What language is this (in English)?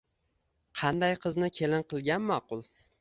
Uzbek